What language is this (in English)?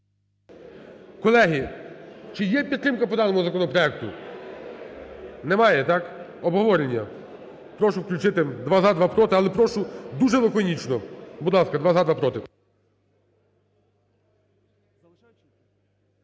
Ukrainian